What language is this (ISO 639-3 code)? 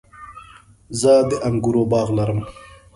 pus